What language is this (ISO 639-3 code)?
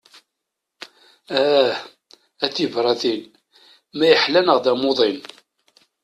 kab